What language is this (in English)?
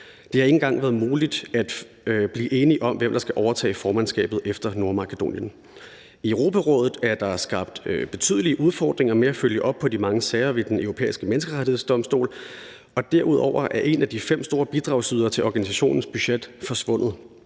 Danish